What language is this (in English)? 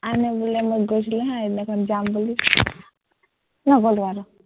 Assamese